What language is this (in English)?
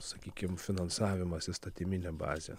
Lithuanian